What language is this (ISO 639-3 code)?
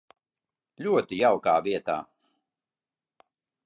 lav